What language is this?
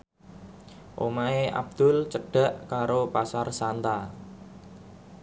Javanese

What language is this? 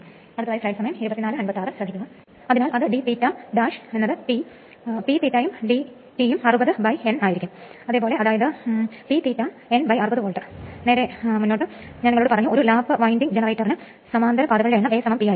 Malayalam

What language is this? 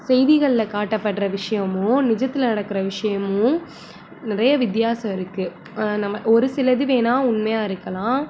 Tamil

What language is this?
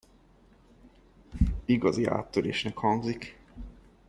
Hungarian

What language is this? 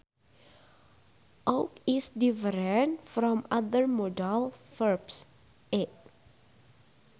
Sundanese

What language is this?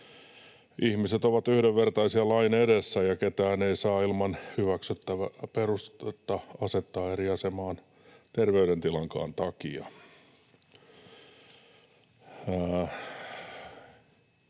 Finnish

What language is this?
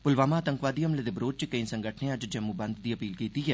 Dogri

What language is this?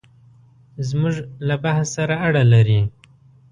Pashto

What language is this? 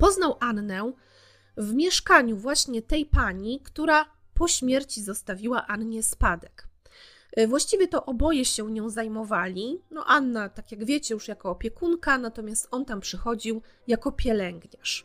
Polish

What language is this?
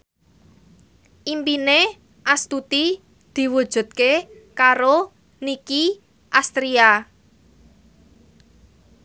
Javanese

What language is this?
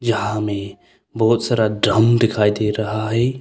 Hindi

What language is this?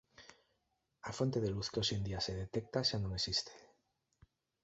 Galician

